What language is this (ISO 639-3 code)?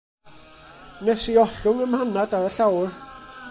cym